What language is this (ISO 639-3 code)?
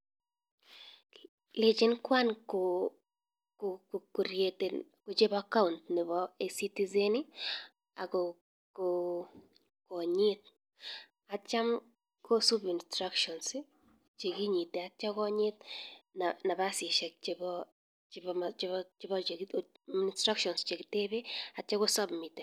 kln